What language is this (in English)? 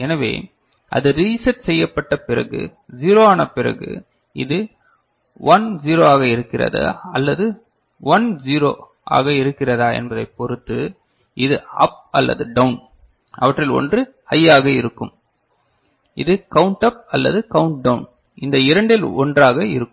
Tamil